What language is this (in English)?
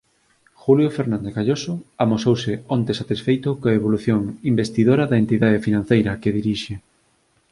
Galician